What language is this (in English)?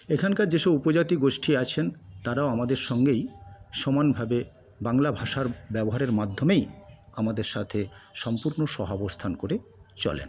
Bangla